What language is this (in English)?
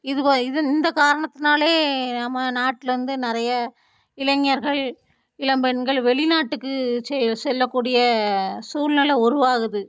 Tamil